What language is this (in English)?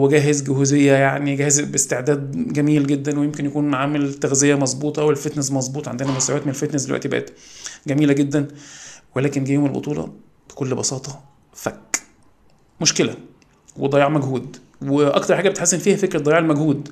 Arabic